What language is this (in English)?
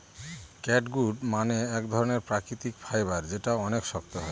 Bangla